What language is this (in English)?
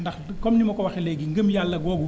Wolof